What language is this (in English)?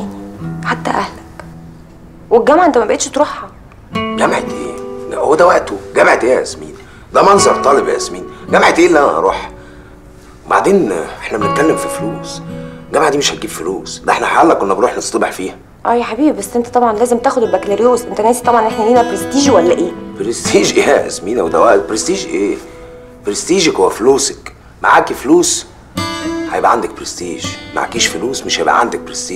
Arabic